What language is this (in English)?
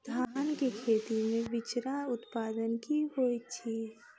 Maithili